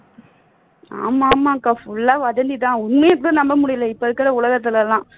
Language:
Tamil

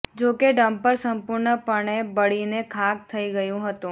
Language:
Gujarati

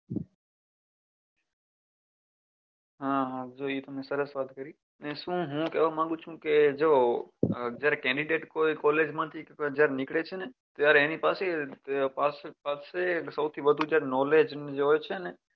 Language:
Gujarati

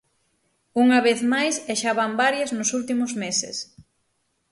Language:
Galician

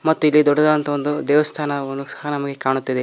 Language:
Kannada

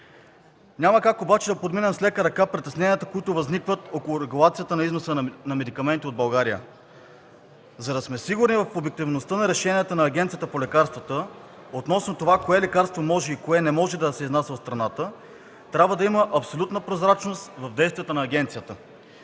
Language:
Bulgarian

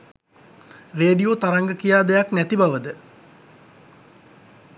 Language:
Sinhala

